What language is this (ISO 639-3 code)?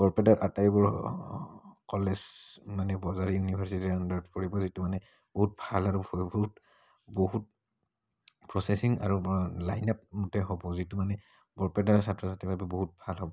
asm